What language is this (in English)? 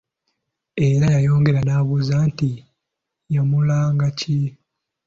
Ganda